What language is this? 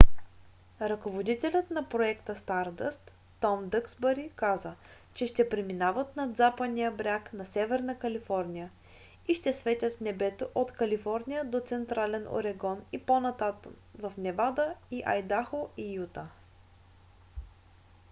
Bulgarian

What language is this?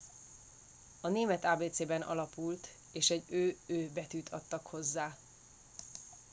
Hungarian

